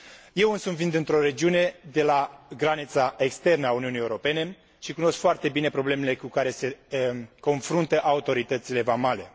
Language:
Romanian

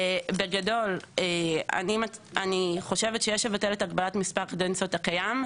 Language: Hebrew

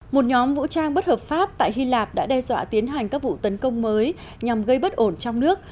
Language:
Vietnamese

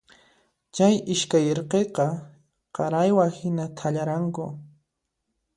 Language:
Puno Quechua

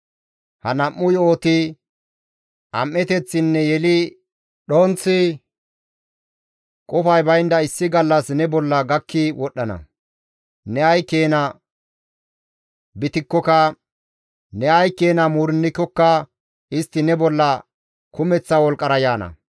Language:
Gamo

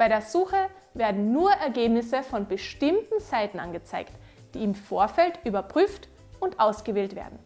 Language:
German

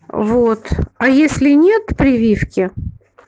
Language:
Russian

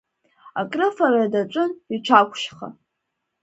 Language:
Abkhazian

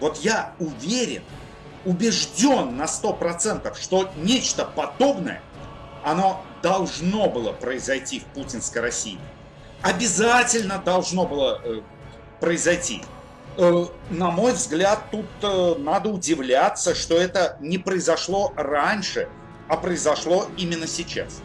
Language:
Russian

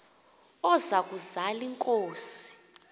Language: Xhosa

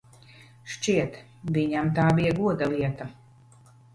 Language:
Latvian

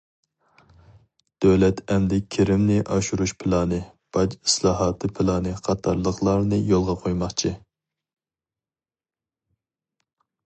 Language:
Uyghur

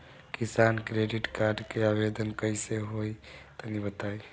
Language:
Bhojpuri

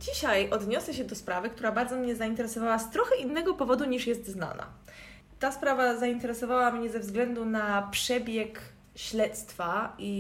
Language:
Polish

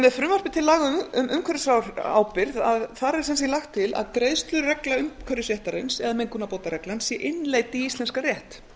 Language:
Icelandic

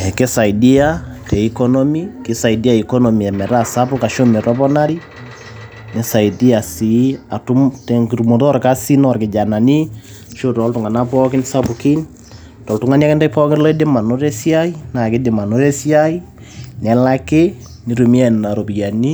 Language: Masai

